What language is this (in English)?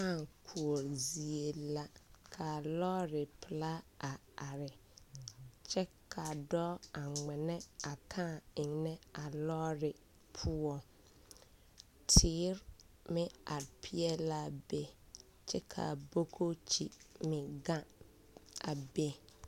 Southern Dagaare